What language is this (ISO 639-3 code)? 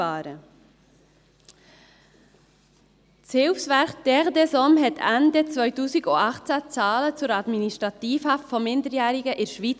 gsw